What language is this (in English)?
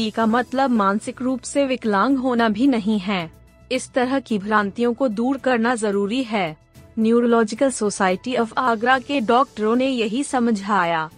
Hindi